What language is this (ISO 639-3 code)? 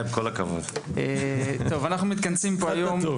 heb